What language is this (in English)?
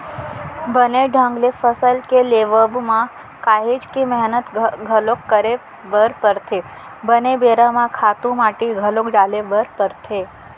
Chhattisgarhi